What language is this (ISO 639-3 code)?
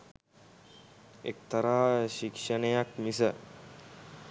sin